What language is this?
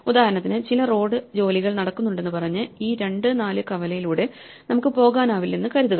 Malayalam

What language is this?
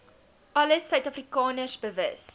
Afrikaans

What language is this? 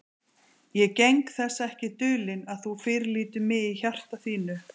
Icelandic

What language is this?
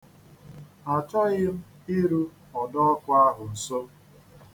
Igbo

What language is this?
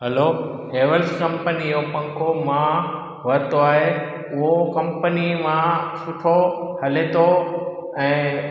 Sindhi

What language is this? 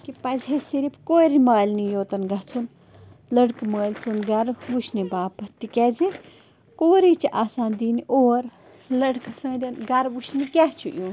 Kashmiri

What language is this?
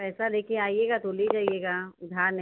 Hindi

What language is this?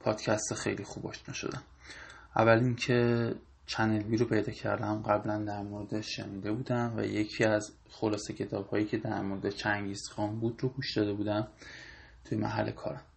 Persian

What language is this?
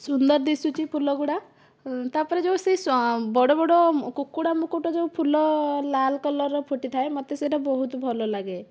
Odia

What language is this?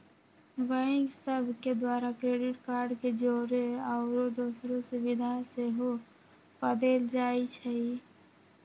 Magahi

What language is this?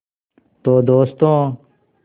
Hindi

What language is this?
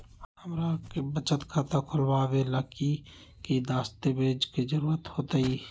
Magahi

